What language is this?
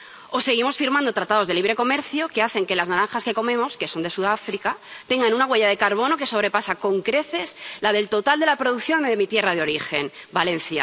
Spanish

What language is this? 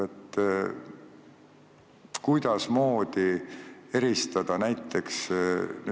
Estonian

